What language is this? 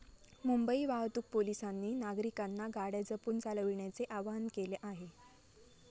Marathi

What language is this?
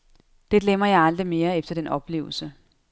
Danish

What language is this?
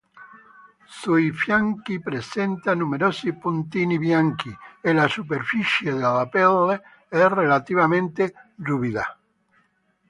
Italian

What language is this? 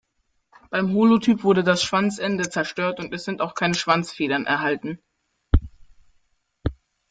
German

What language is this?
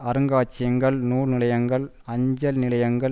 Tamil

